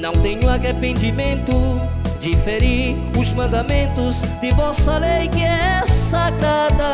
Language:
Portuguese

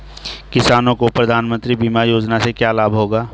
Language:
Hindi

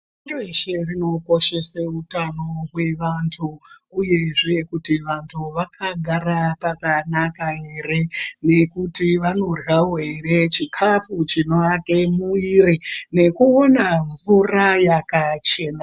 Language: Ndau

